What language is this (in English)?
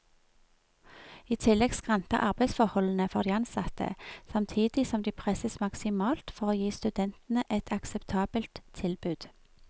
Norwegian